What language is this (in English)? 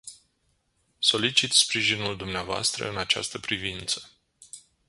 Romanian